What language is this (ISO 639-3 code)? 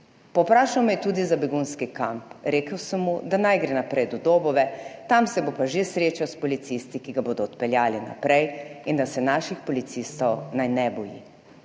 slv